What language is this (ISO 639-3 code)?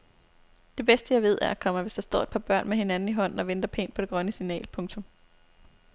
dan